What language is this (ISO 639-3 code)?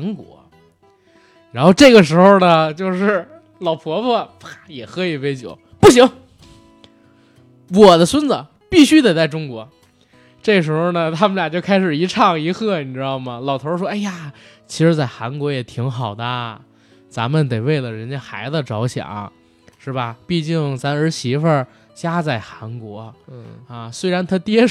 zho